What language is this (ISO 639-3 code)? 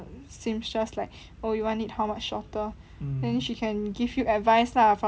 eng